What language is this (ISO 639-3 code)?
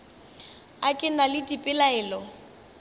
nso